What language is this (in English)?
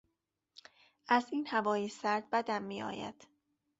Persian